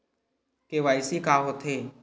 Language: Chhattisgarhi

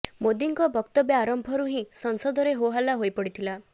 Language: Odia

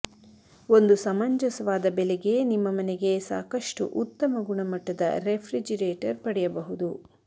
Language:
Kannada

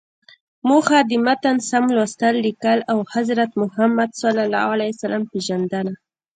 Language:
Pashto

